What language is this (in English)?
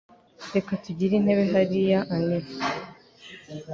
Kinyarwanda